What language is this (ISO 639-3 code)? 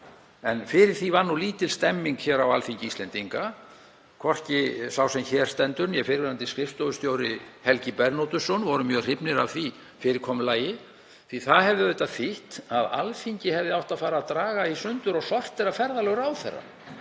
isl